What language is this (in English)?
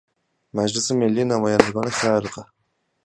Persian